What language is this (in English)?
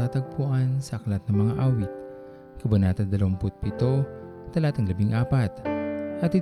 Filipino